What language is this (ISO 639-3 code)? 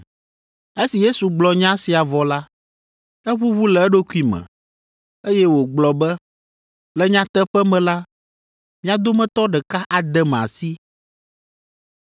ewe